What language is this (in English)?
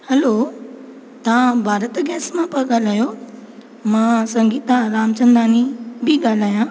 Sindhi